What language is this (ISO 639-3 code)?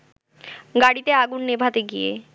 ben